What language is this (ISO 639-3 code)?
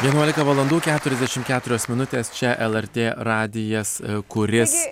lit